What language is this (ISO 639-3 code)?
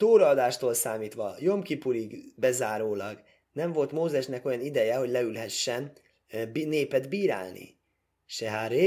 hun